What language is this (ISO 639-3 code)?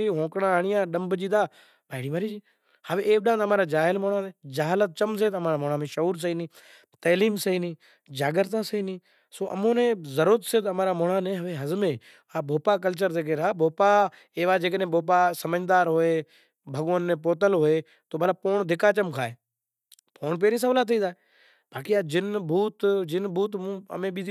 gjk